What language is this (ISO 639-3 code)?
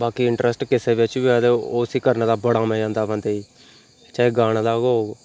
doi